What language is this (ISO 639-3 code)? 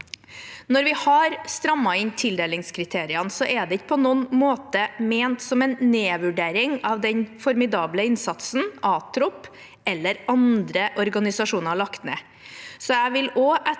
nor